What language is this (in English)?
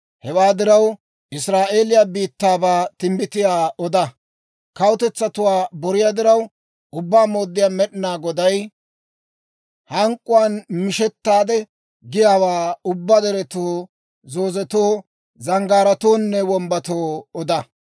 Dawro